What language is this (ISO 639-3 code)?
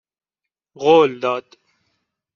fas